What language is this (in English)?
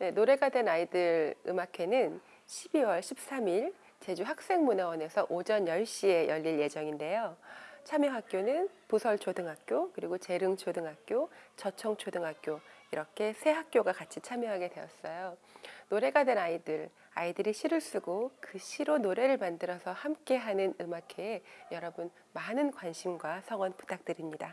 Korean